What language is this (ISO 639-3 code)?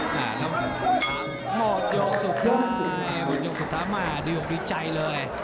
tha